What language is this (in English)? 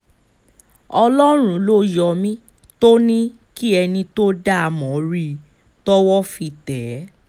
Yoruba